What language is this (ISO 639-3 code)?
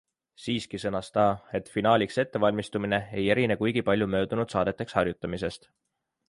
est